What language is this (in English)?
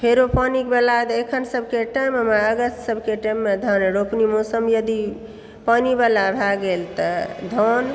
Maithili